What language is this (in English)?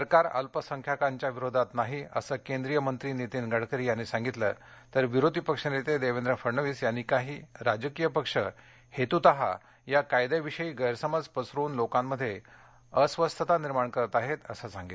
Marathi